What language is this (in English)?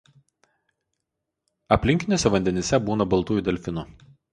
Lithuanian